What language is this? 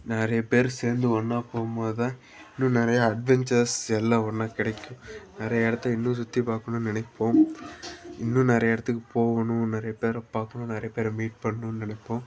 Tamil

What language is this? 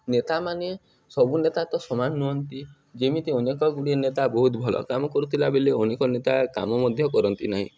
Odia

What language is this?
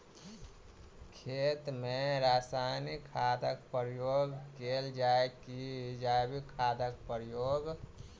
Maithili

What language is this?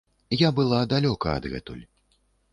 Belarusian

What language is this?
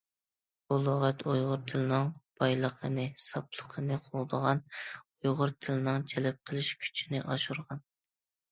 Uyghur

